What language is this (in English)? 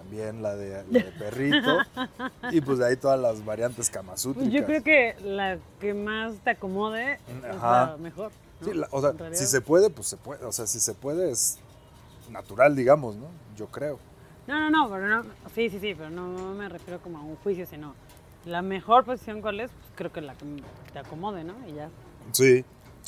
Spanish